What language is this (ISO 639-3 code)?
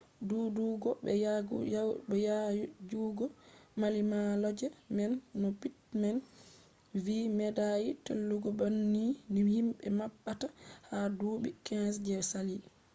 ful